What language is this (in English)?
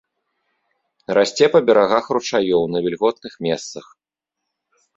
Belarusian